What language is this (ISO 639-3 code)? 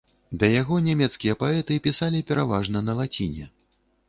bel